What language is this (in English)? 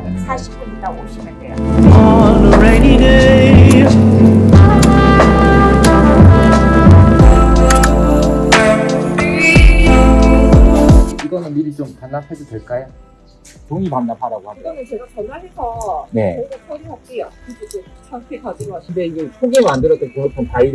Korean